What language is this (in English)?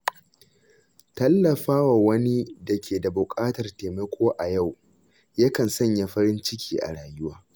Hausa